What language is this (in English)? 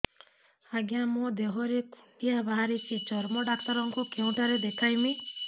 Odia